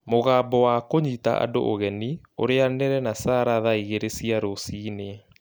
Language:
Kikuyu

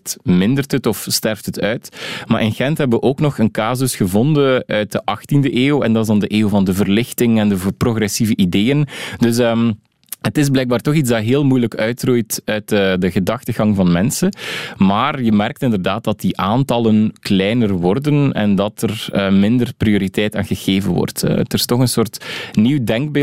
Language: Dutch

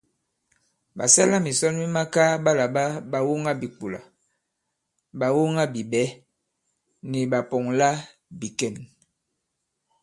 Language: Bankon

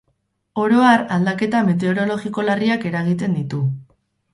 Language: Basque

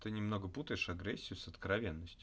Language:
Russian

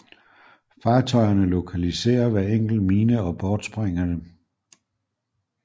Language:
Danish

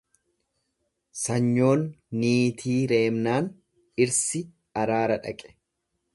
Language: Oromo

